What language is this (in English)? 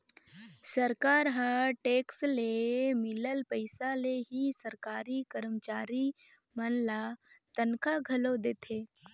Chhattisgarhi